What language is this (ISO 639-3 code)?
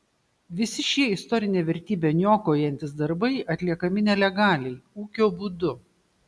lit